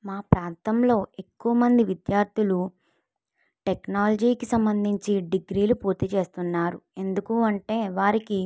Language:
Telugu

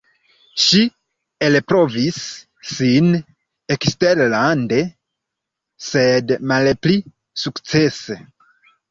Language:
Esperanto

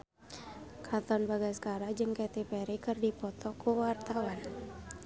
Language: Sundanese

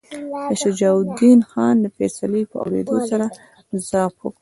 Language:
Pashto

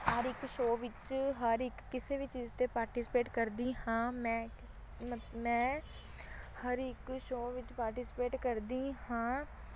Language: Punjabi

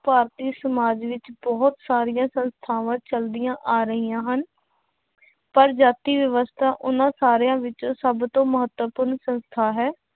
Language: Punjabi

